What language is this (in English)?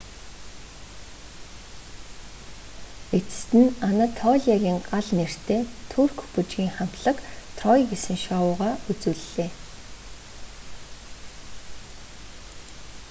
Mongolian